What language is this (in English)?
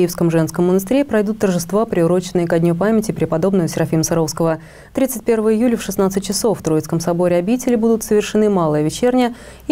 Russian